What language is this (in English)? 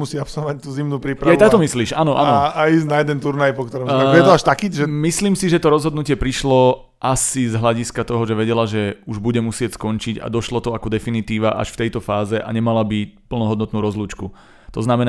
Slovak